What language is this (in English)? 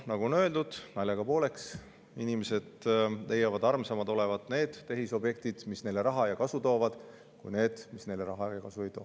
Estonian